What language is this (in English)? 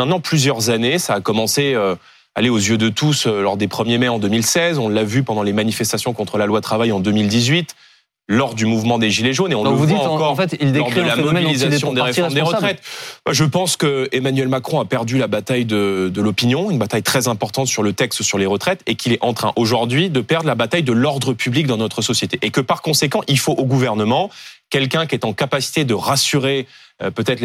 French